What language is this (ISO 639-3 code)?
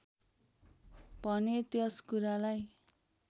nep